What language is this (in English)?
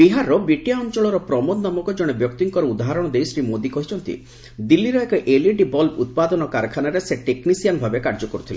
Odia